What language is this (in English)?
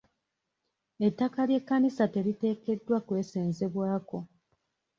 Ganda